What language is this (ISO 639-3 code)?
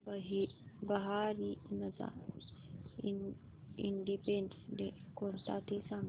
mar